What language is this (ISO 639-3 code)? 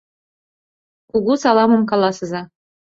chm